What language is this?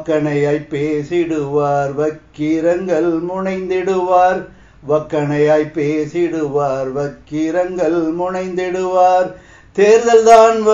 Tamil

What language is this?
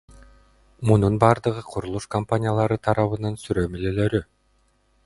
Kyrgyz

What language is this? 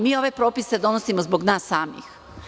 Serbian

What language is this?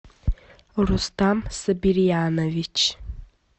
Russian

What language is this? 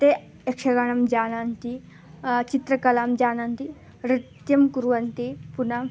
Sanskrit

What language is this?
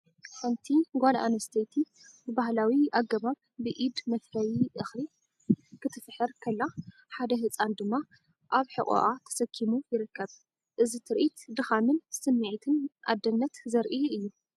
Tigrinya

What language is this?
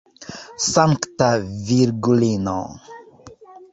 Esperanto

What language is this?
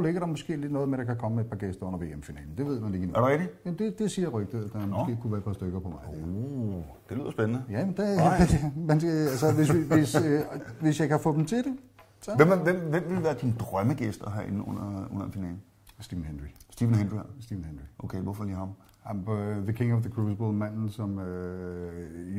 Danish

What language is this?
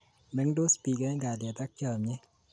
Kalenjin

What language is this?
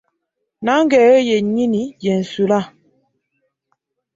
Ganda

